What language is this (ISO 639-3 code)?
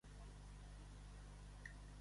cat